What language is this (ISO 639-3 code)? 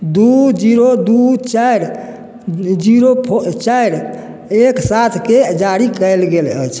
mai